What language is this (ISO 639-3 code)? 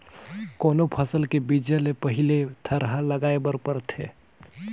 hne